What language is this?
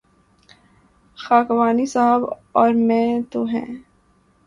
Urdu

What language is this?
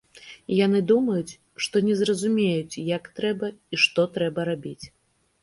Belarusian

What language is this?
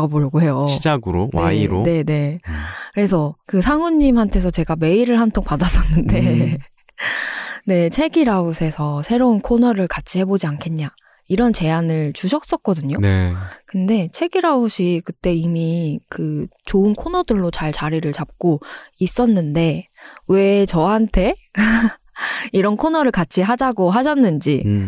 Korean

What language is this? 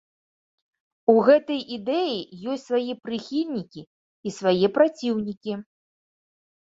Belarusian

